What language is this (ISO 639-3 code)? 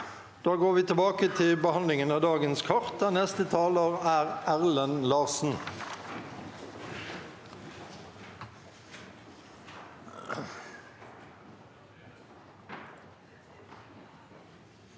nor